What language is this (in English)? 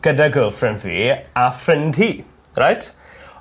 Welsh